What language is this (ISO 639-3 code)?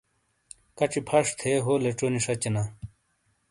scl